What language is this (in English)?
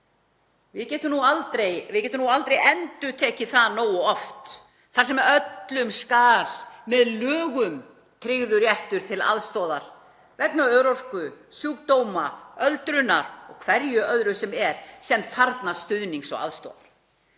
Icelandic